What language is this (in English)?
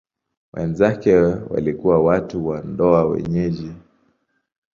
Swahili